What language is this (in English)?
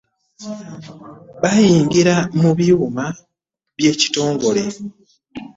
Ganda